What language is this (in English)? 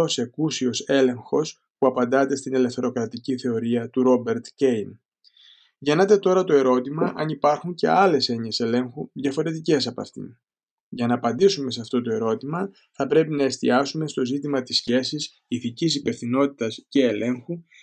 Greek